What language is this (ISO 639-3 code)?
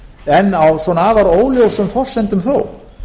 isl